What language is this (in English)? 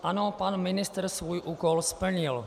Czech